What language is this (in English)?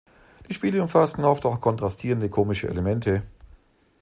German